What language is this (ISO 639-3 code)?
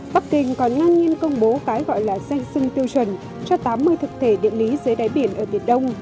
vie